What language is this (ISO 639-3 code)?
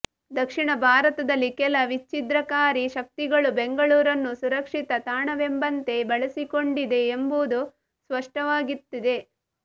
kan